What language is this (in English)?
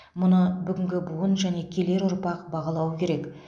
Kazakh